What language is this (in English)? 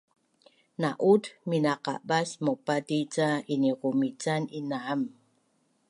Bunun